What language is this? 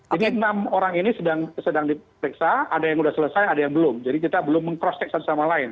Indonesian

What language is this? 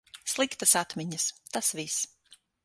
Latvian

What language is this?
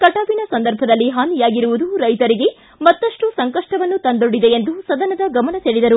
Kannada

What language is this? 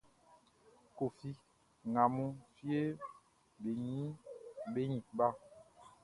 Baoulé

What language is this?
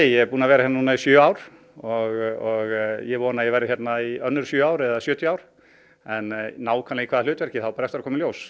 Icelandic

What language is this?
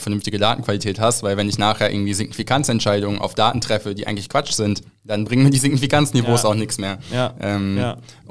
German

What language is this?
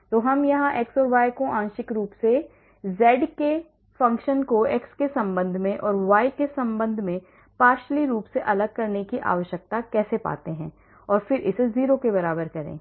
Hindi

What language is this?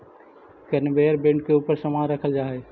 Magahi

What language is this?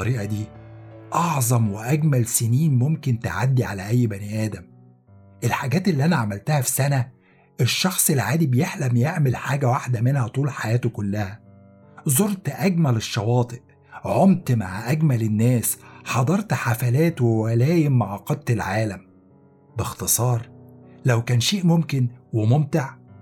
Arabic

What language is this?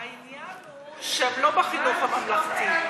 Hebrew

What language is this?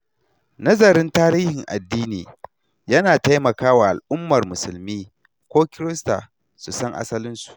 Hausa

